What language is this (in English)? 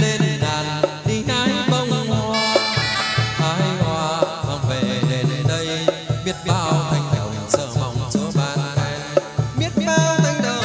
Vietnamese